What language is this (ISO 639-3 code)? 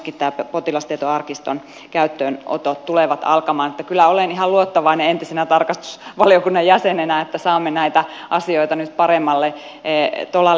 fin